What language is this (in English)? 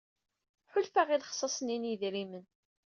Kabyle